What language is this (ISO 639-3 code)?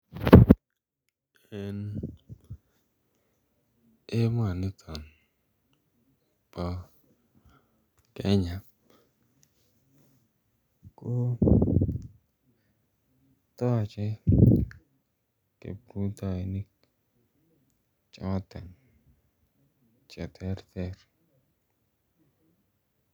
kln